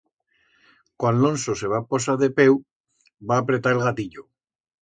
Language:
Aragonese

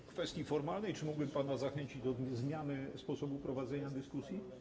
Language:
Polish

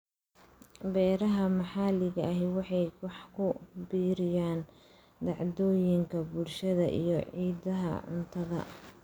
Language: Somali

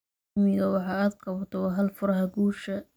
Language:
Somali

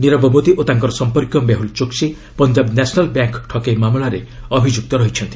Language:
Odia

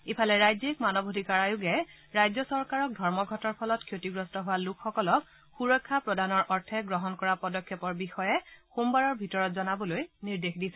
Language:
Assamese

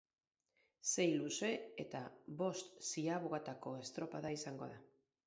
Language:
Basque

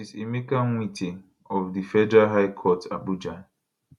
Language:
Nigerian Pidgin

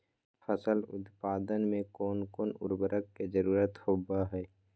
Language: Magahi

